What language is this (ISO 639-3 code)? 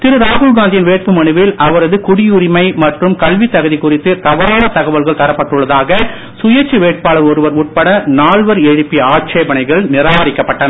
tam